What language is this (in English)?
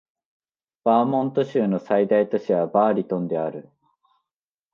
Japanese